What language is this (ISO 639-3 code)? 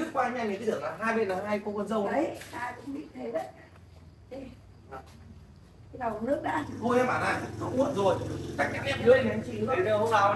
vie